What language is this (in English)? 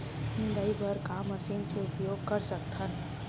Chhattisgarhi